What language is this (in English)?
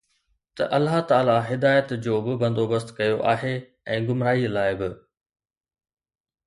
Sindhi